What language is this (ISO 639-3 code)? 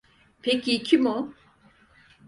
tur